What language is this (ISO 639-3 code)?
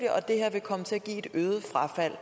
dan